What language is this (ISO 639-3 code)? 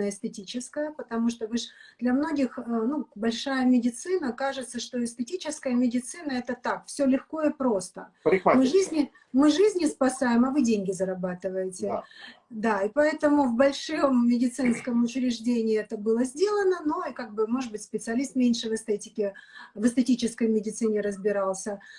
rus